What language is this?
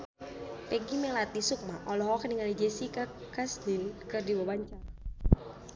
Sundanese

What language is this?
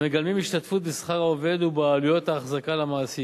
Hebrew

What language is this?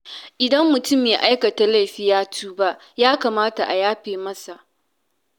Hausa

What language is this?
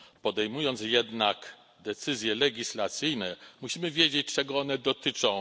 Polish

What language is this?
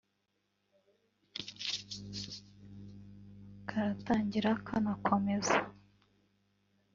Kinyarwanda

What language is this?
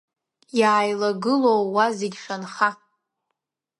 Abkhazian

